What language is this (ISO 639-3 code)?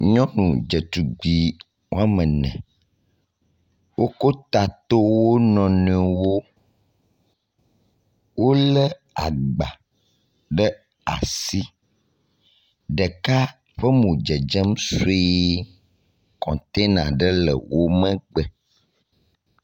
ewe